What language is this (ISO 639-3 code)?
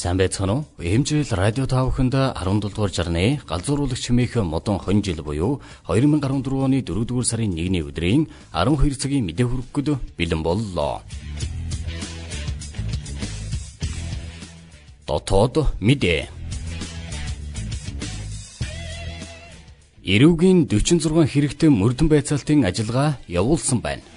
kor